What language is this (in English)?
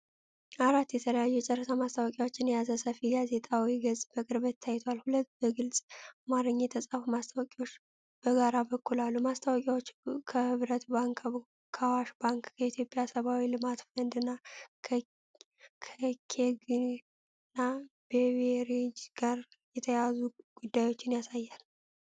Amharic